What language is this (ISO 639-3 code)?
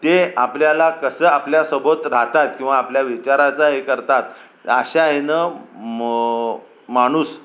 mar